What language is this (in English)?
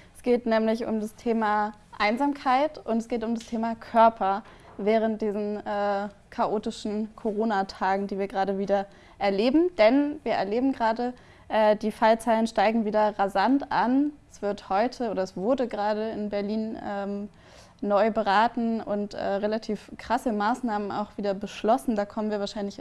German